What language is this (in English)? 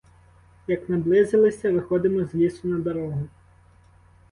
Ukrainian